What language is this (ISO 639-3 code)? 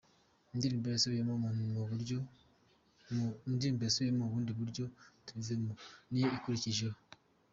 kin